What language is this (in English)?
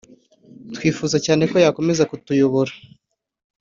Kinyarwanda